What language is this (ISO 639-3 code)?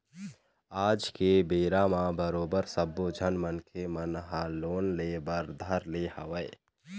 hne